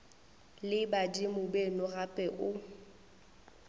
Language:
Northern Sotho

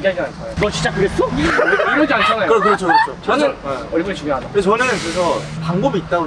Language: Korean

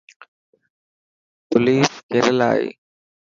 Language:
Dhatki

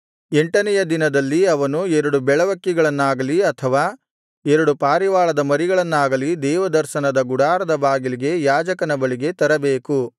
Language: Kannada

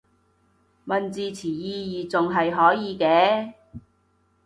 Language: Cantonese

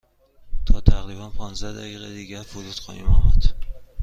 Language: Persian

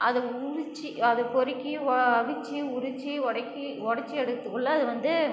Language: Tamil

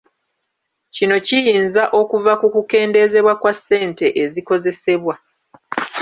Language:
Ganda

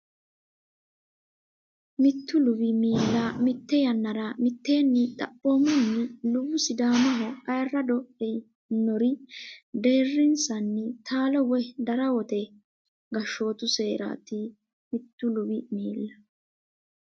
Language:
Sidamo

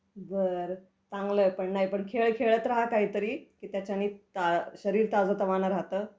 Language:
Marathi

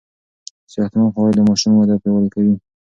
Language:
Pashto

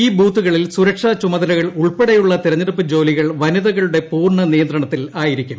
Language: Malayalam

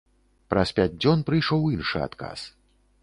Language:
Belarusian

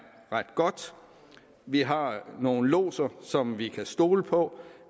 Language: Danish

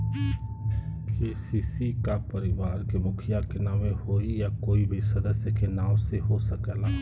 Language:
Bhojpuri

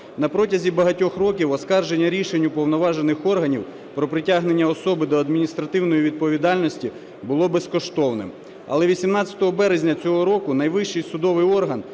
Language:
Ukrainian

